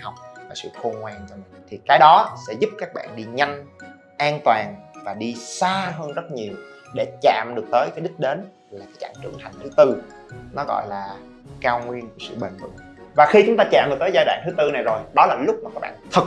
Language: Vietnamese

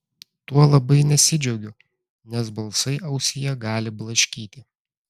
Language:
Lithuanian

